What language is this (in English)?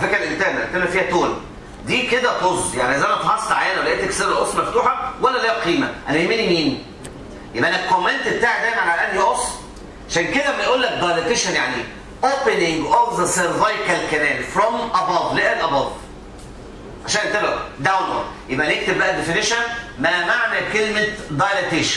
Arabic